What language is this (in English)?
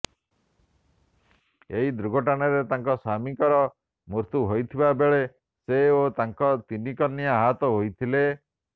Odia